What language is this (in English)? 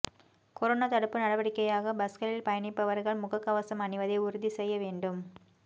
Tamil